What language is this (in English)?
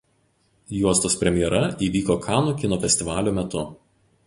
Lithuanian